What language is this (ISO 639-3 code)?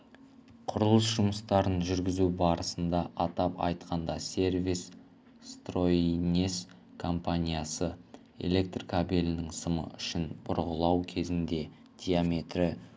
kaz